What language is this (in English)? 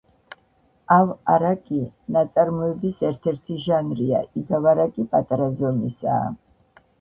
Georgian